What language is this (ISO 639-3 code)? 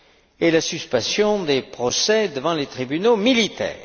fra